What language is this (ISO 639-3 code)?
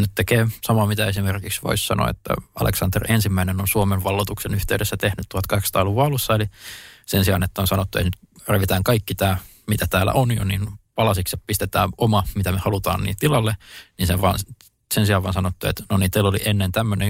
fin